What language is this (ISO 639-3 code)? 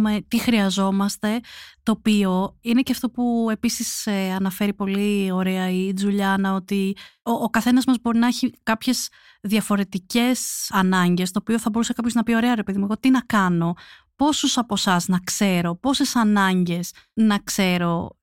ell